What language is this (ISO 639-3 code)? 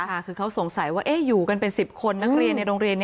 tha